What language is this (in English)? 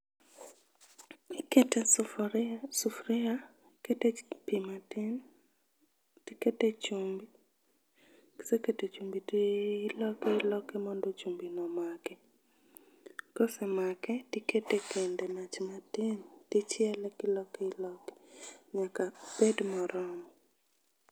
Luo (Kenya and Tanzania)